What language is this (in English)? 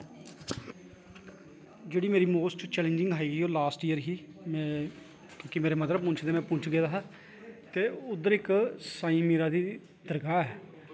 Dogri